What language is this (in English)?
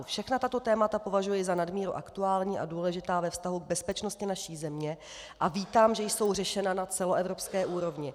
Czech